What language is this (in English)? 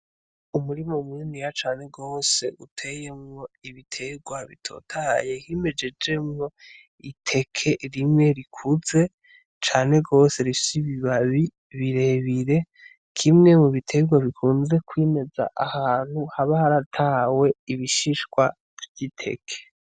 Rundi